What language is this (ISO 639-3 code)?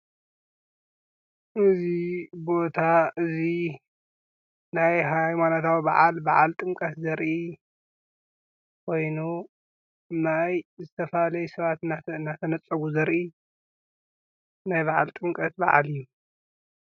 tir